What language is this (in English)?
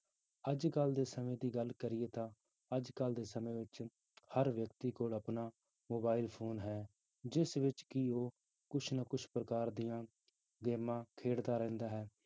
Punjabi